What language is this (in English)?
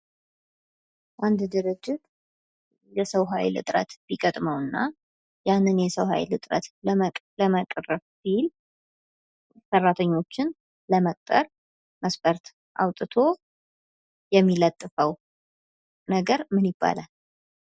Amharic